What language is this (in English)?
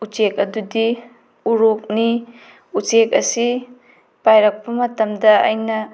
Manipuri